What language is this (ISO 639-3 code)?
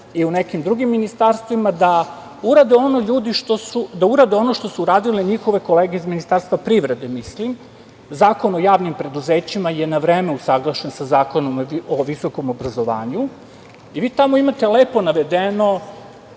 srp